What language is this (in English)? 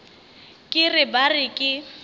Northern Sotho